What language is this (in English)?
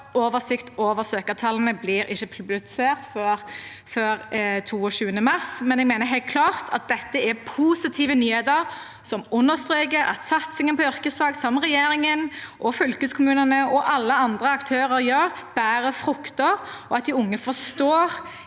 Norwegian